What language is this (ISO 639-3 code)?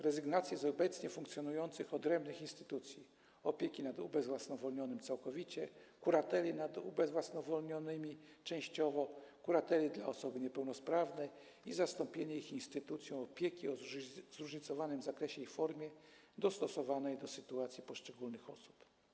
pol